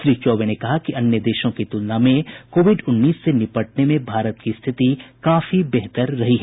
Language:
Hindi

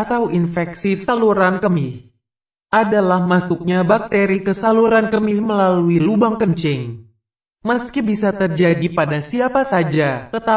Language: Indonesian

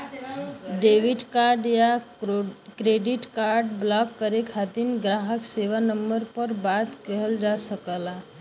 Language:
Bhojpuri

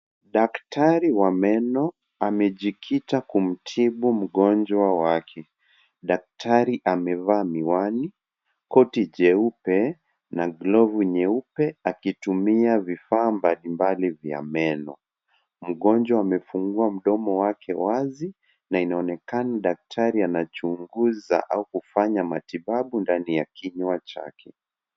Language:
Swahili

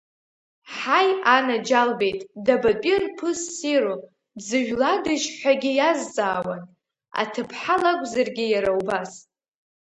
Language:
Abkhazian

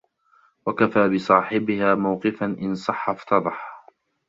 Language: Arabic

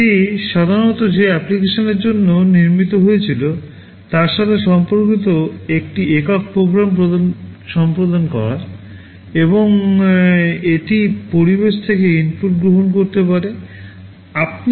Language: Bangla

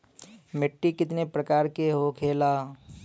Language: Bhojpuri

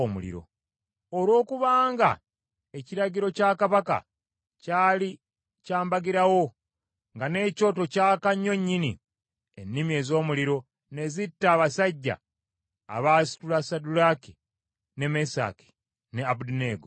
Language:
Ganda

